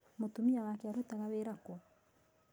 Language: Kikuyu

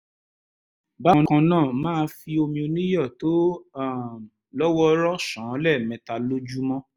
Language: Yoruba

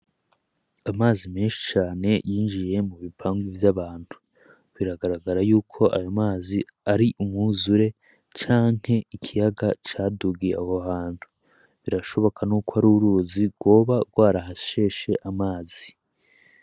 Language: Rundi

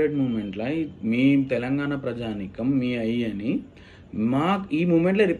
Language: Telugu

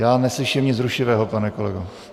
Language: Czech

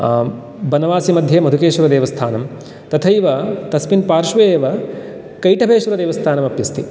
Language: Sanskrit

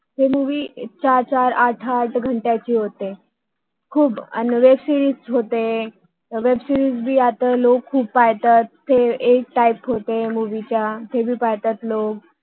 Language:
Marathi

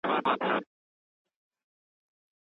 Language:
Pashto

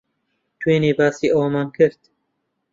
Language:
Central Kurdish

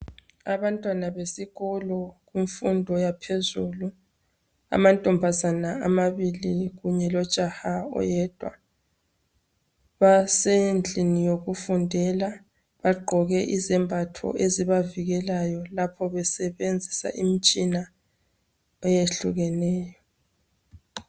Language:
North Ndebele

